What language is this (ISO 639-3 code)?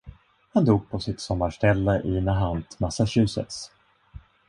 swe